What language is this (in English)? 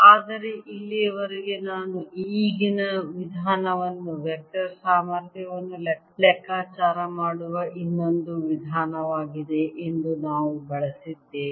Kannada